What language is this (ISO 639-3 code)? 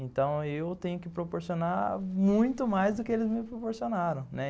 por